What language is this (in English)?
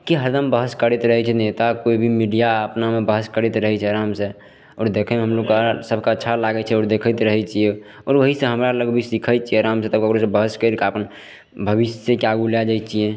Maithili